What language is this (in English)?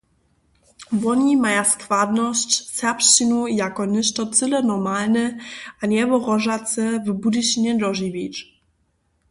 Upper Sorbian